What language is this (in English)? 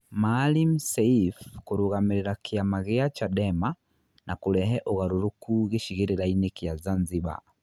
Kikuyu